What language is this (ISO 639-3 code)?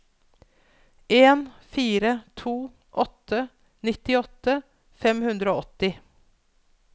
nor